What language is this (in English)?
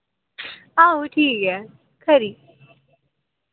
Dogri